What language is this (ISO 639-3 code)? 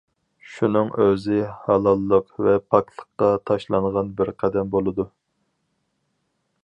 uig